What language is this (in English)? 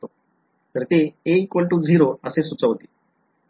Marathi